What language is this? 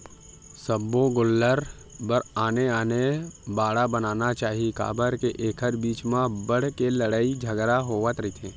Chhattisgarhi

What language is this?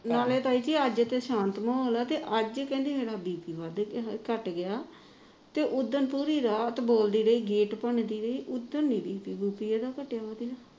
Punjabi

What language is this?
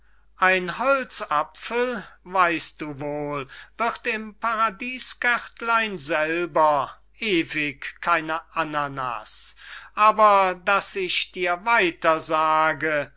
German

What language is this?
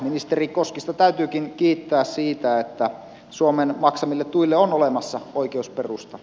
Finnish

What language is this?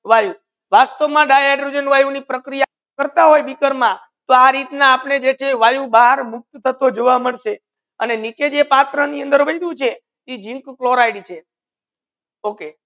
Gujarati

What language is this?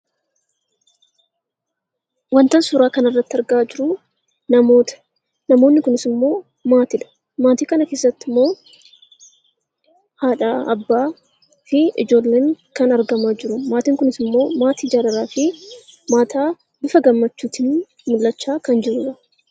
Oromo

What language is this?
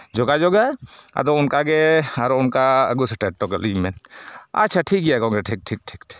Santali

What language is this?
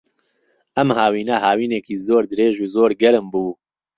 Central Kurdish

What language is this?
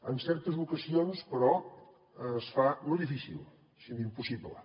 Catalan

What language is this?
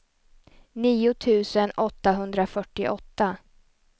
Swedish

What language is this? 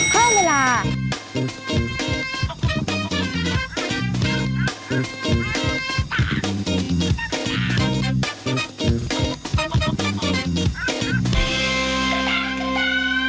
Thai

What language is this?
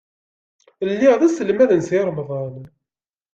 Kabyle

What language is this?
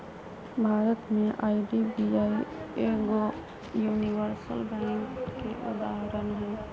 Magahi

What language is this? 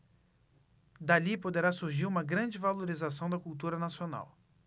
Portuguese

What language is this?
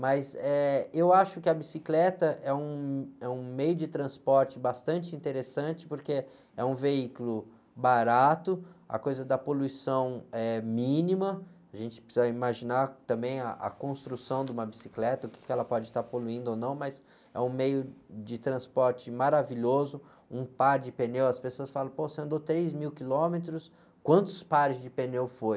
Portuguese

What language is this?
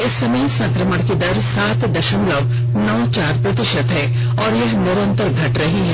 Hindi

